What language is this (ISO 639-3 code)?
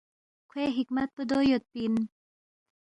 bft